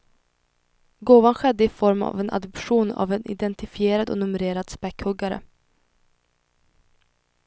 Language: Swedish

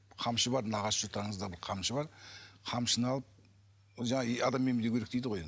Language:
Kazakh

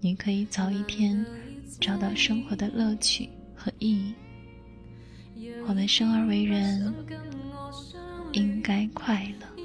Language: Chinese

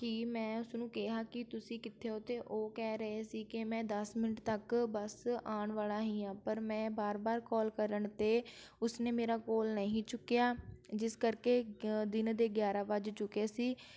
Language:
Punjabi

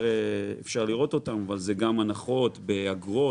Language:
Hebrew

